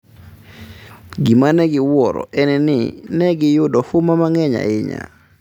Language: Luo (Kenya and Tanzania)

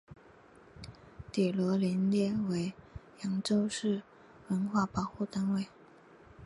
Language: Chinese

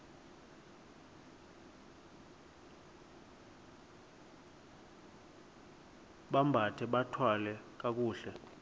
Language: Xhosa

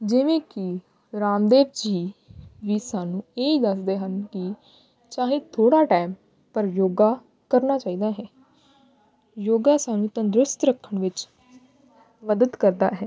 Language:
Punjabi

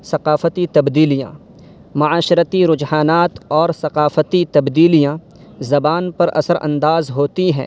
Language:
Urdu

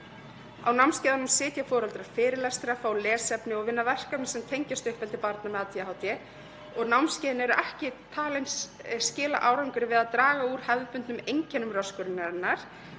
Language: Icelandic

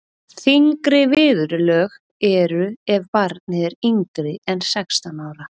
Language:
Icelandic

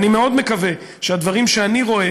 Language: Hebrew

